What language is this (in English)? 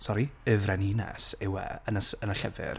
Welsh